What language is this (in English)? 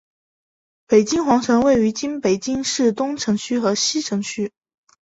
Chinese